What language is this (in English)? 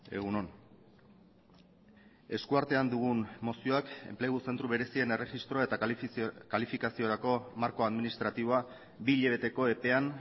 Basque